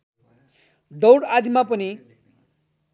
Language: Nepali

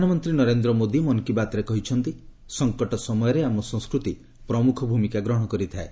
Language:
Odia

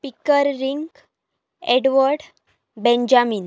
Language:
Konkani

